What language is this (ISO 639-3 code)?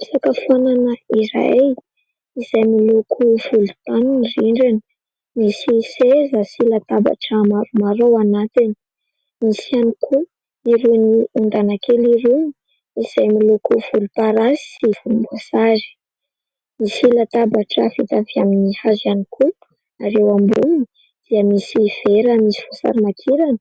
mlg